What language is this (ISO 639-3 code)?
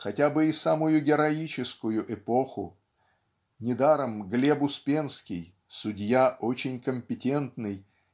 rus